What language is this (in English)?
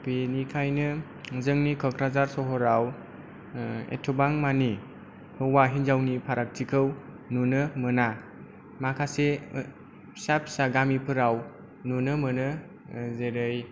Bodo